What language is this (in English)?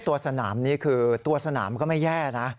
Thai